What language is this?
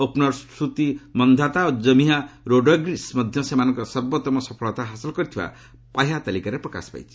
Odia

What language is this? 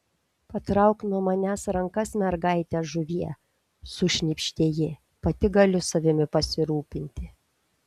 Lithuanian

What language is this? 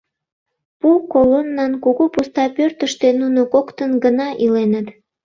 Mari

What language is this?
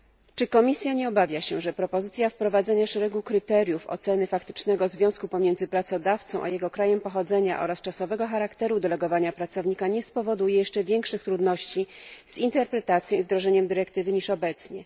Polish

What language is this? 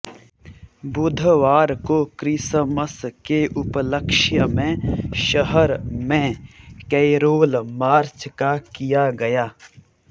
Hindi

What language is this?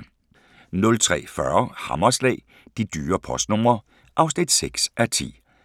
Danish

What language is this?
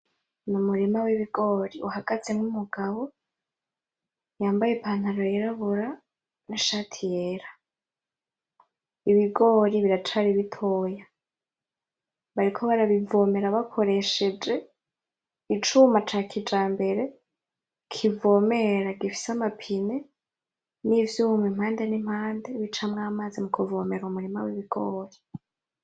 Rundi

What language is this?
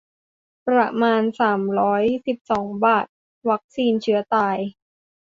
Thai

